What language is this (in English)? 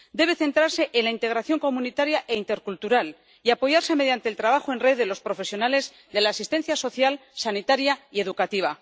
Spanish